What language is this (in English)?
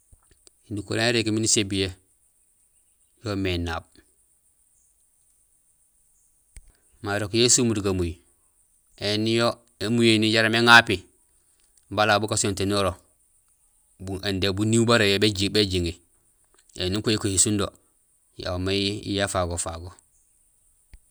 Gusilay